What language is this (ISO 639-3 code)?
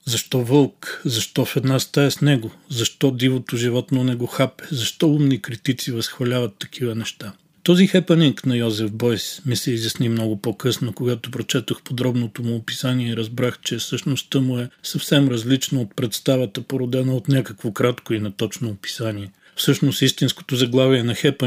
bul